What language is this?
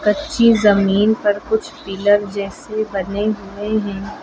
Hindi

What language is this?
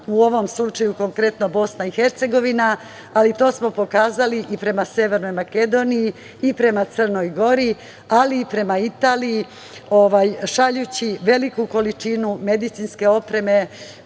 Serbian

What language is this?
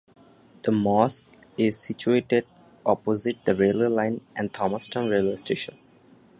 English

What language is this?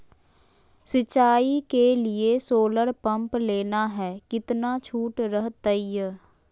Magahi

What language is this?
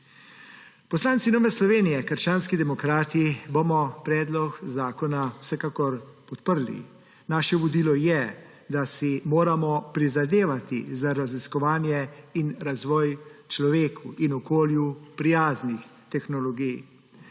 Slovenian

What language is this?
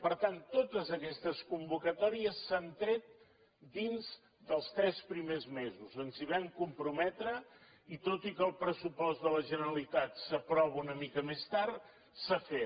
Catalan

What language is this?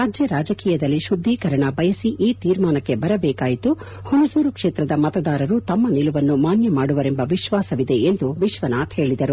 Kannada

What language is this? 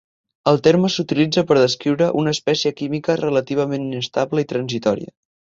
Catalan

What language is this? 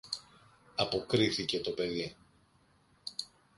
Greek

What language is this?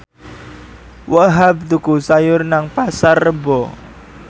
Javanese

